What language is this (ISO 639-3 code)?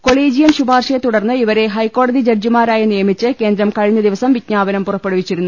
mal